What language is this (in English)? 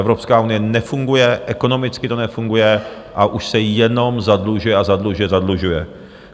Czech